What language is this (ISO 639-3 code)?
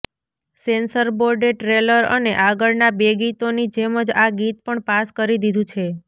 guj